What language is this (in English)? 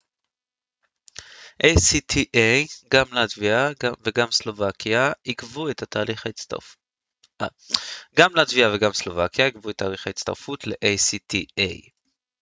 Hebrew